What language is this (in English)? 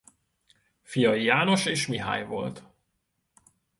Hungarian